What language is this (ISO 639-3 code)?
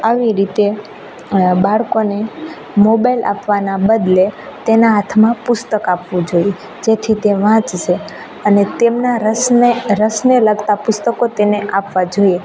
guj